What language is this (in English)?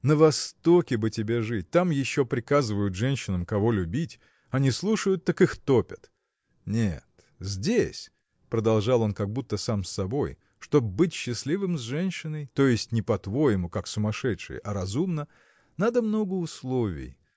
Russian